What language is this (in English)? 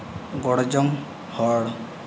Santali